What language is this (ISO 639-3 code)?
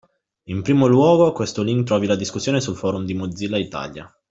ita